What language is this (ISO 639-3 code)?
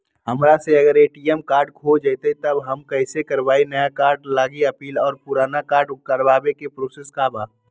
mag